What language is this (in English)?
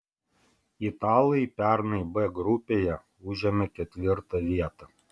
Lithuanian